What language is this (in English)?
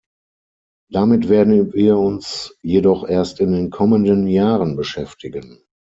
German